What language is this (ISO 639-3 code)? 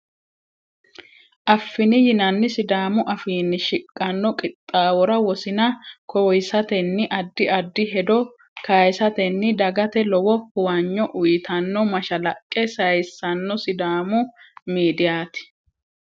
sid